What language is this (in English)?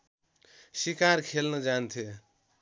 Nepali